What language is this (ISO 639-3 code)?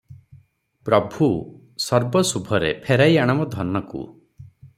ori